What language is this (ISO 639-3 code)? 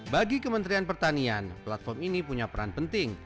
ind